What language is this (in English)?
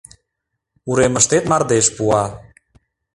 Mari